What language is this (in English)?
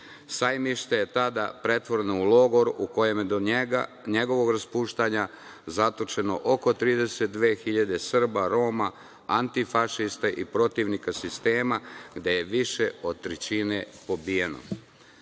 Serbian